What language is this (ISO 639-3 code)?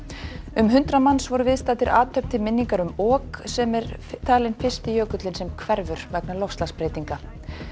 isl